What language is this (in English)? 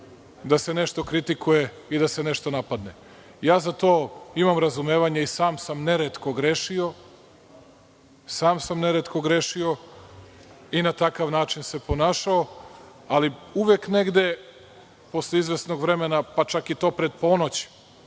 Serbian